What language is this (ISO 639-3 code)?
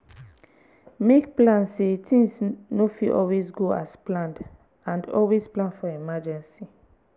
pcm